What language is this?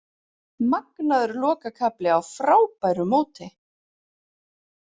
Icelandic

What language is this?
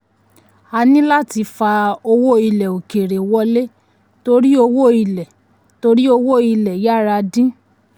Yoruba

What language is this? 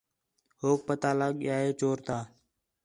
Khetrani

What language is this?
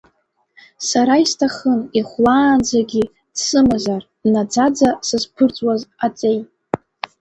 Abkhazian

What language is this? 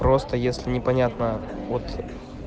Russian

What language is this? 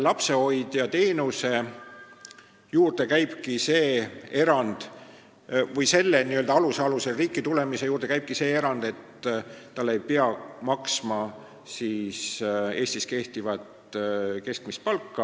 Estonian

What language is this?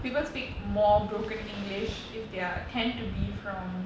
English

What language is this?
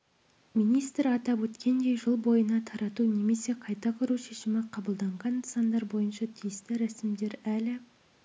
Kazakh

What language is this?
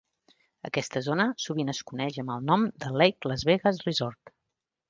Catalan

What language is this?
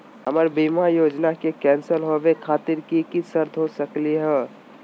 Magahi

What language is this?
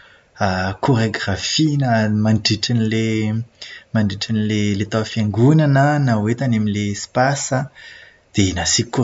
Malagasy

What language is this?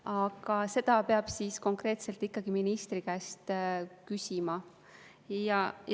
Estonian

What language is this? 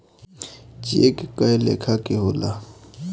Bhojpuri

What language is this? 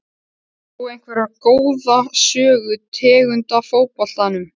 Icelandic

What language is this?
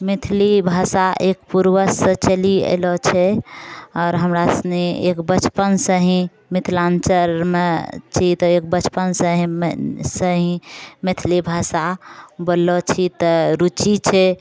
Maithili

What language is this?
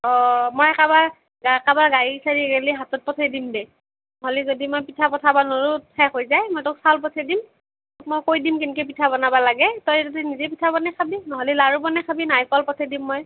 Assamese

